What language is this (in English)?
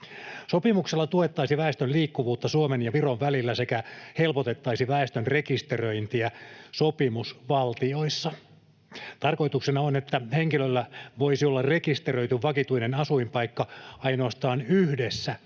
Finnish